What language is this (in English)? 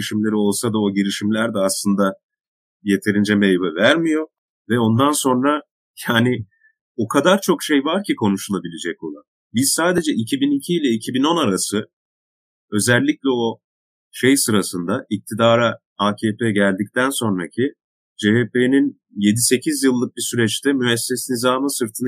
Turkish